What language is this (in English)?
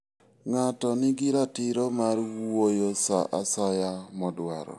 Luo (Kenya and Tanzania)